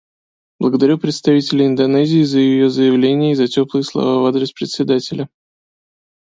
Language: Russian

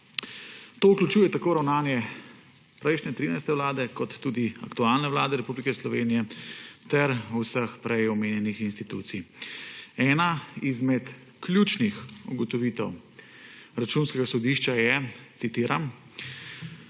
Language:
Slovenian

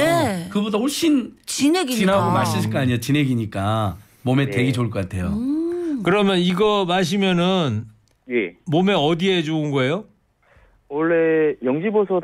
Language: Korean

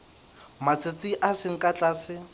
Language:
Southern Sotho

